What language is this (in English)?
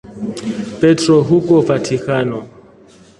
Swahili